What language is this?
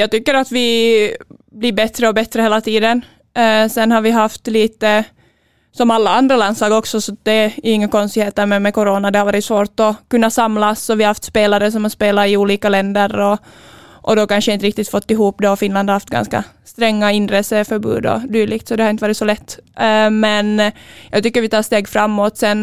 Swedish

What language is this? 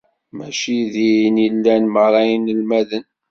Kabyle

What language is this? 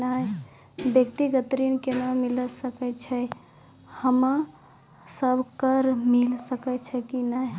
Maithili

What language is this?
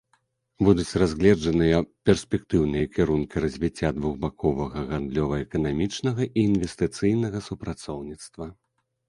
Belarusian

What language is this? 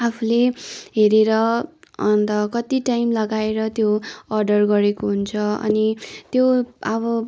Nepali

